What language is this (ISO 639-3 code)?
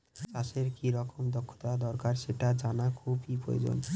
ben